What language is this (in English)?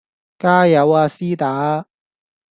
Cantonese